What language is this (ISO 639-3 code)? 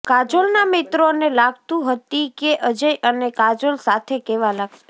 guj